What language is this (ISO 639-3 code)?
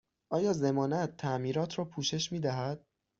fas